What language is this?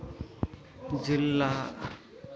Santali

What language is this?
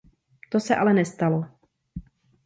Czech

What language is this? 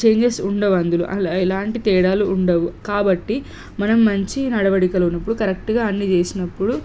Telugu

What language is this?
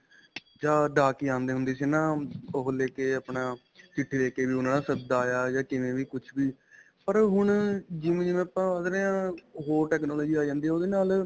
Punjabi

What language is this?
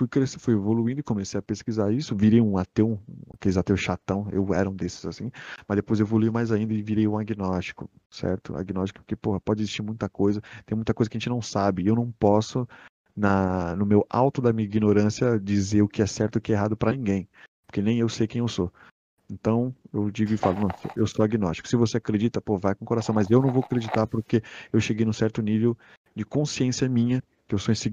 Portuguese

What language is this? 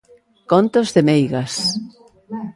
Galician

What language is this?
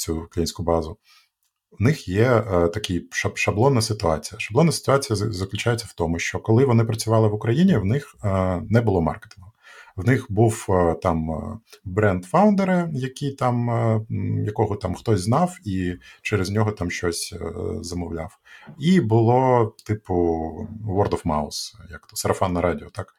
Ukrainian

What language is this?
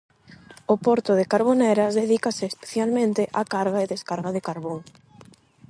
Galician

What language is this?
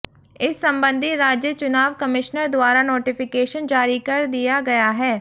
Hindi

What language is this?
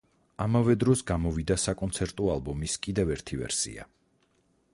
Georgian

